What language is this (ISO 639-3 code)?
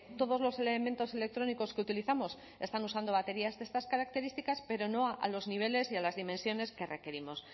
spa